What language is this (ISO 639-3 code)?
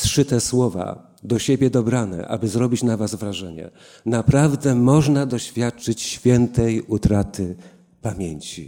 pol